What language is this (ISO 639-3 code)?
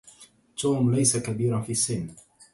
ara